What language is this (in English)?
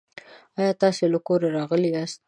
Pashto